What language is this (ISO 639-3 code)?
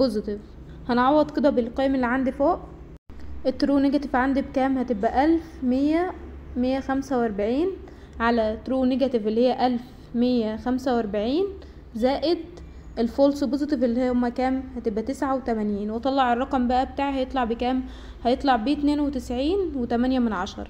ara